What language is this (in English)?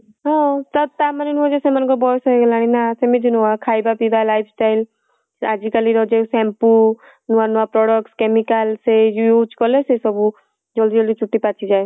Odia